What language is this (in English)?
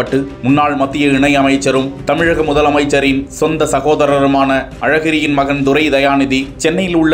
Tamil